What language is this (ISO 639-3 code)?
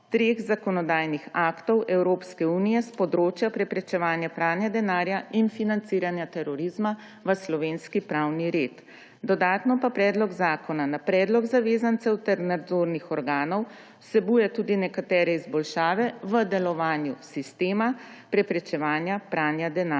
slv